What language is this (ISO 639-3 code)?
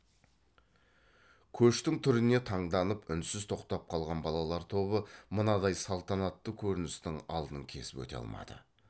kaz